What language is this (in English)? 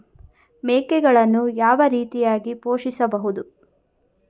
Kannada